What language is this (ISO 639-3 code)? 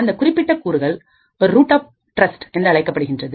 tam